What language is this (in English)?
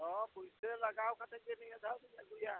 Santali